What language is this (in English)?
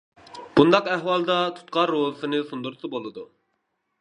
Uyghur